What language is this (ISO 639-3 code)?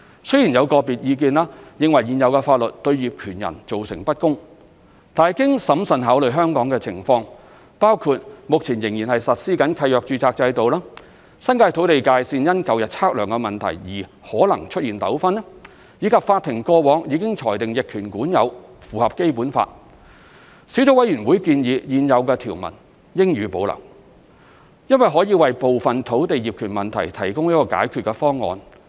yue